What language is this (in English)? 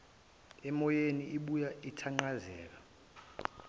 Zulu